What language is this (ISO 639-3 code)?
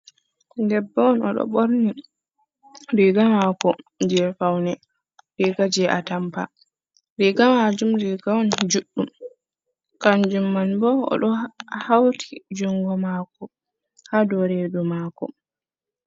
ful